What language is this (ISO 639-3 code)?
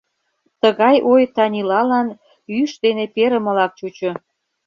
chm